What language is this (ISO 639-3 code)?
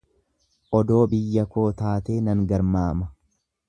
orm